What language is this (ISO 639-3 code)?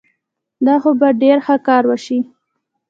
pus